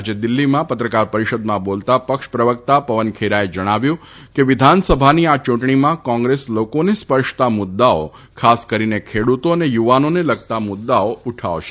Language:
Gujarati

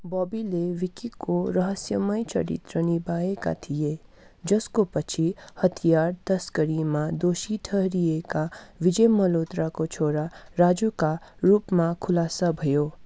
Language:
Nepali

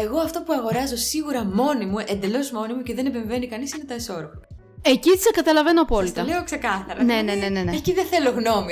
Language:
Greek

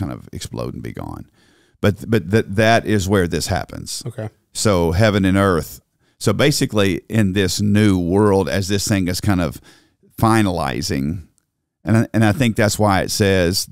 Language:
English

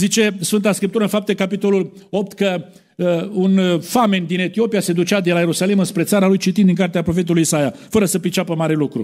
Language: Romanian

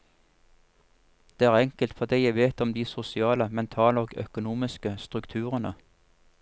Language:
Norwegian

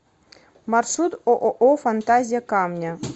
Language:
Russian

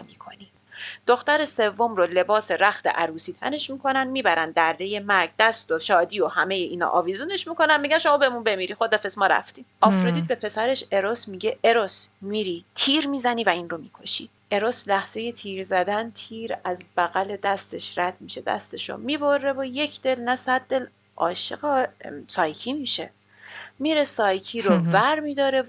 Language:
Persian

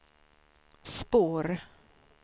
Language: Swedish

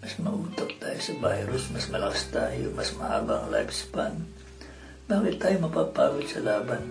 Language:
Filipino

